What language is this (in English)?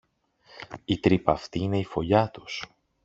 Greek